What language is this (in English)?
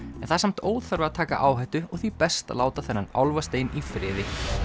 Icelandic